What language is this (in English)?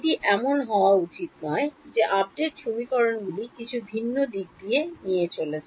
Bangla